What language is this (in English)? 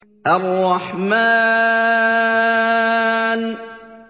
Arabic